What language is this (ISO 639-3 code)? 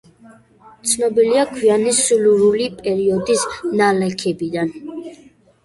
kat